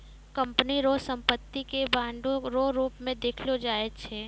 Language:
Maithili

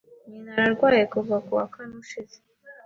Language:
Kinyarwanda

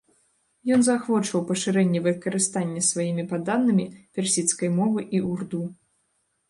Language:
Belarusian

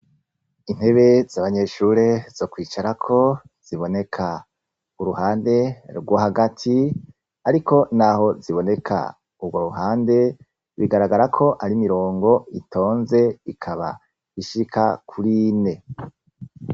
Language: Rundi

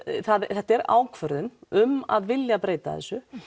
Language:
Icelandic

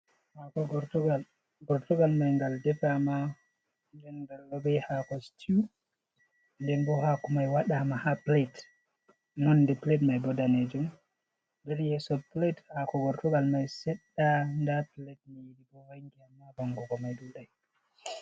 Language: Fula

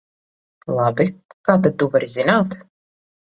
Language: Latvian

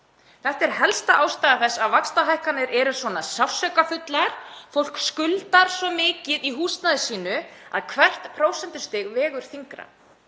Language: Icelandic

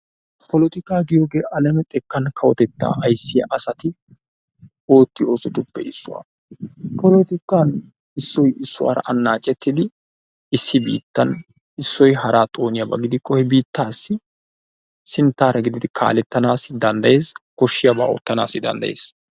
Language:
Wolaytta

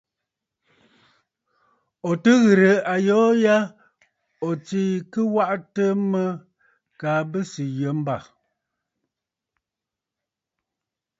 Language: Bafut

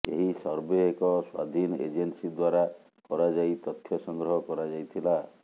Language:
Odia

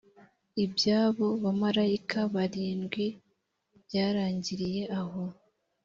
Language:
Kinyarwanda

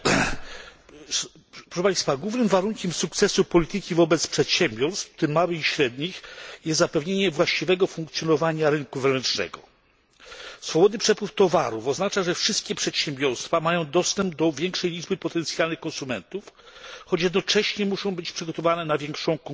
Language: Polish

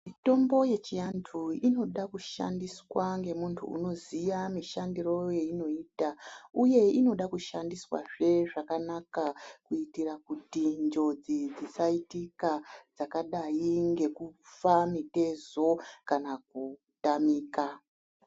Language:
Ndau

